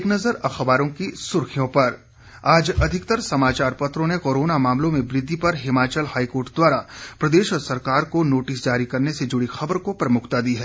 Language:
Hindi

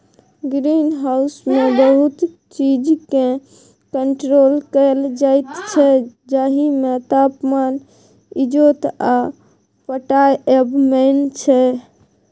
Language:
Maithili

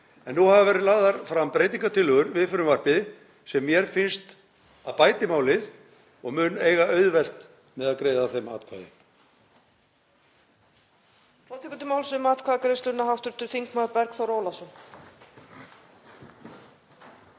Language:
Icelandic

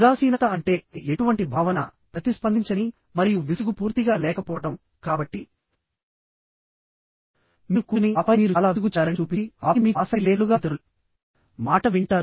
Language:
Telugu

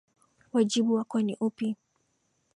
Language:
Swahili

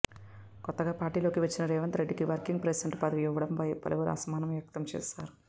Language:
Telugu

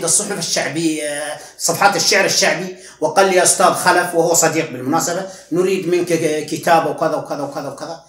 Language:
Arabic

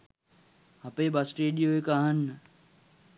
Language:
Sinhala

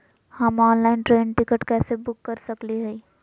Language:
Magahi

